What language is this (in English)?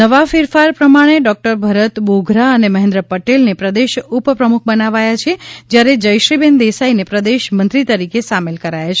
Gujarati